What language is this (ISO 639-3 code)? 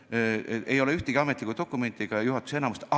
est